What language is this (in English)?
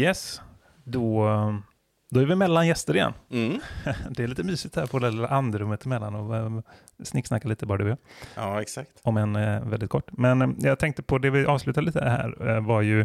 Swedish